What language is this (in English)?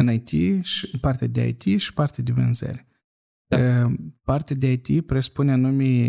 Romanian